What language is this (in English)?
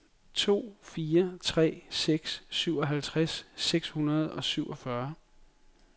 Danish